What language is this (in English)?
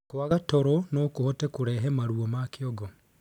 Kikuyu